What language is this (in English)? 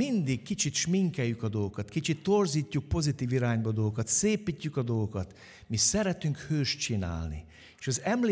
Hungarian